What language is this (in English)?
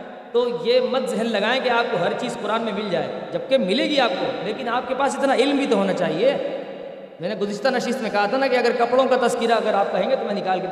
Urdu